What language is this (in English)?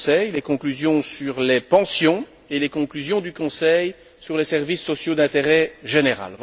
French